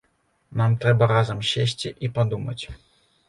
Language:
Belarusian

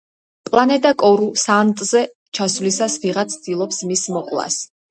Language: Georgian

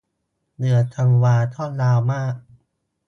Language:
Thai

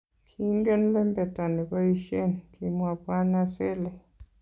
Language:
Kalenjin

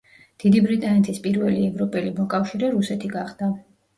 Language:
Georgian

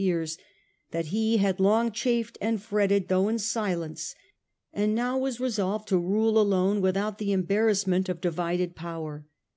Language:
English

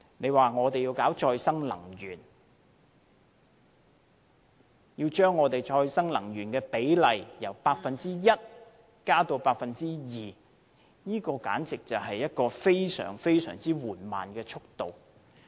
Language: Cantonese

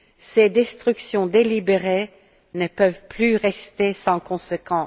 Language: French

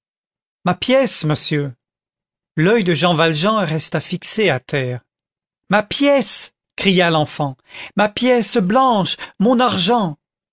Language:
French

